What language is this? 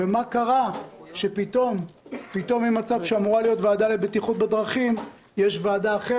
Hebrew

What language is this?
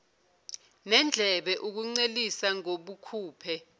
Zulu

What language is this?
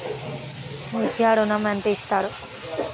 Telugu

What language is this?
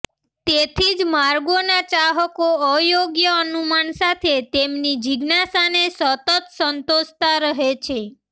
Gujarati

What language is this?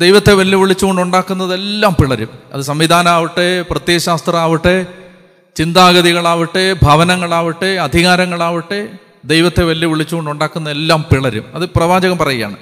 Malayalam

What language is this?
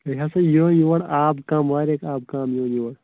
Kashmiri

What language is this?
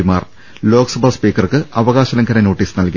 Malayalam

